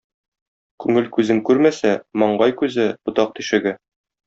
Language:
Tatar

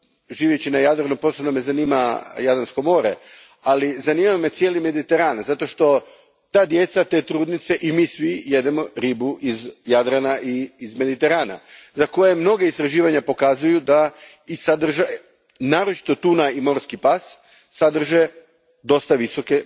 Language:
Croatian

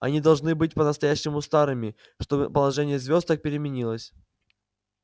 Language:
Russian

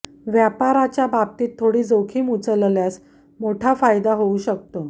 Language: Marathi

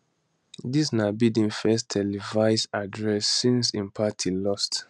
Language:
Nigerian Pidgin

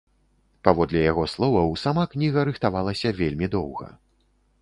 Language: Belarusian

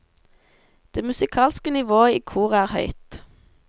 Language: Norwegian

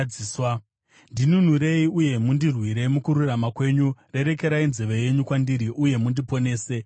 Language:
Shona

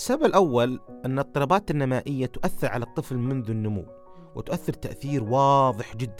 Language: Arabic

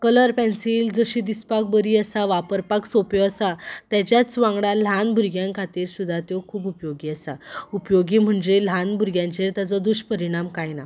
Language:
Konkani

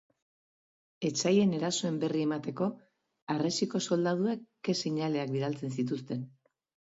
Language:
Basque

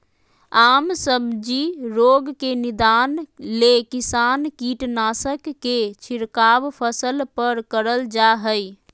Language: Magahi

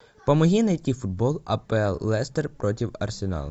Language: Russian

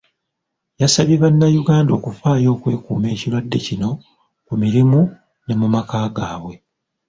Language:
Ganda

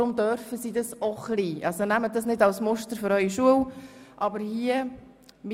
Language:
Swiss German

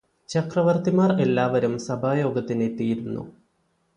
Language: Malayalam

